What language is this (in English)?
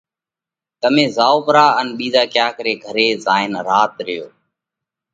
Parkari Koli